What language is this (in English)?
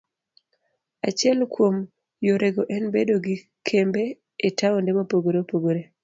Luo (Kenya and Tanzania)